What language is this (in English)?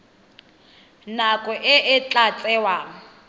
Tswana